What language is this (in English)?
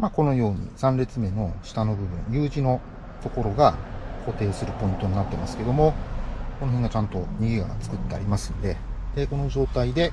Japanese